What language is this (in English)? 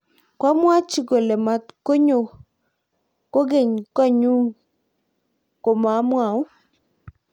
Kalenjin